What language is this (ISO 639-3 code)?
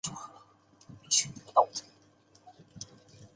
zho